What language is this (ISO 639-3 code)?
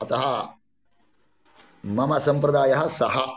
san